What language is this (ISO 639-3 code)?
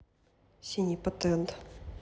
rus